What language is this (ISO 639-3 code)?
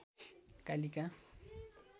nep